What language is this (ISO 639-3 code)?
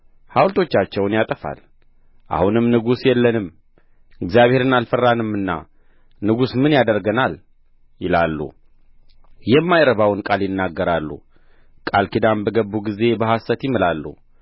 amh